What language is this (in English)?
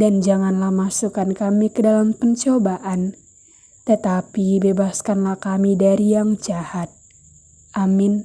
Indonesian